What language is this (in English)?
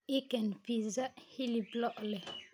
Somali